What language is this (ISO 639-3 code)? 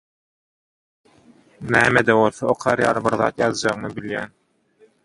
tuk